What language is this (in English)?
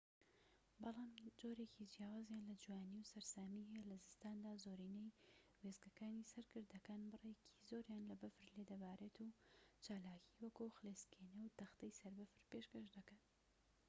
Central Kurdish